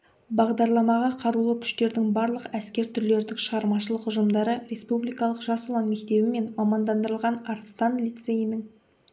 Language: Kazakh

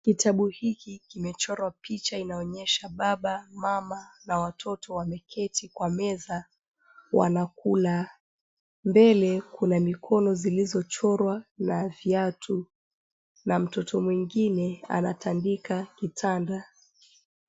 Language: Swahili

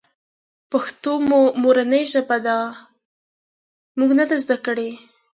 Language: Pashto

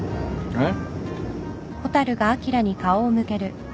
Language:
Japanese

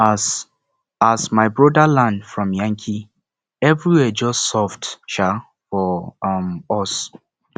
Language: Nigerian Pidgin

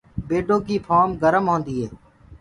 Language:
Gurgula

